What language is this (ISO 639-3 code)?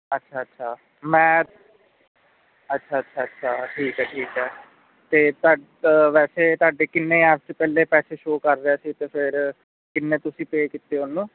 pan